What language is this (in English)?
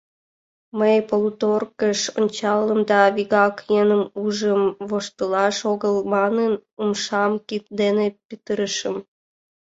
Mari